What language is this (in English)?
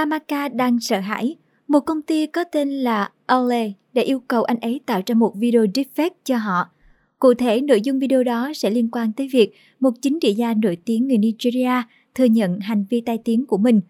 Vietnamese